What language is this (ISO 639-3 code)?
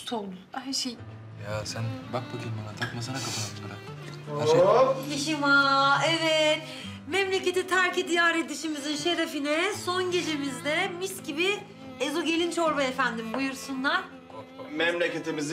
tur